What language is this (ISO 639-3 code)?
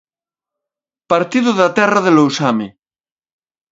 glg